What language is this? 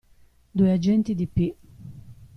Italian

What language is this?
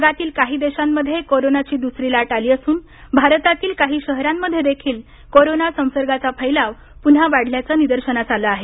Marathi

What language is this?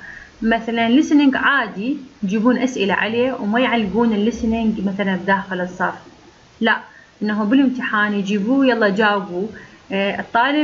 Arabic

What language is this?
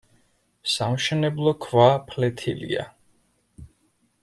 Georgian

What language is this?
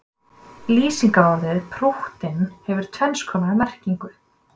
Icelandic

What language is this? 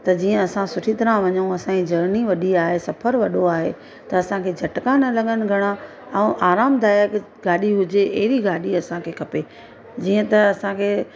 Sindhi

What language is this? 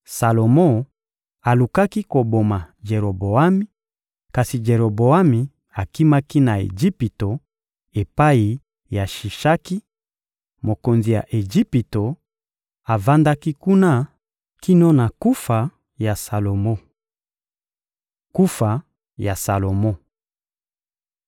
Lingala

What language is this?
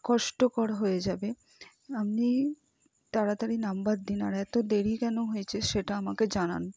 Bangla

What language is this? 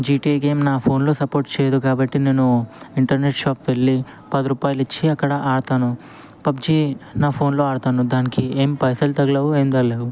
Telugu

